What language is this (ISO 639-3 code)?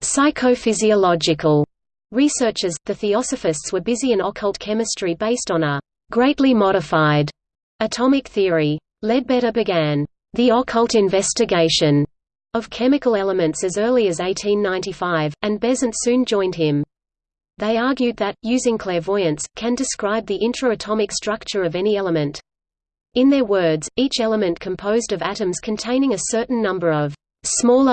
eng